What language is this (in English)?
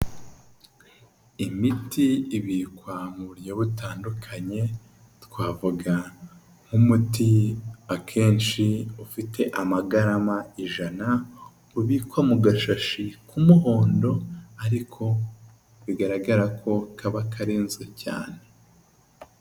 Kinyarwanda